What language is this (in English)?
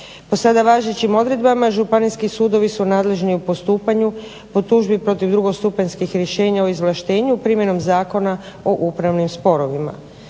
Croatian